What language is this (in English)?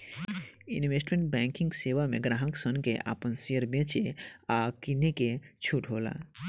Bhojpuri